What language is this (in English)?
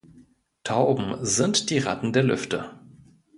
German